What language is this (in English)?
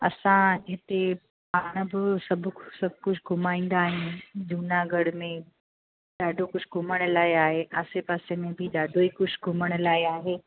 Sindhi